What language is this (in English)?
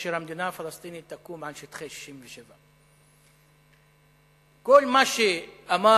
Hebrew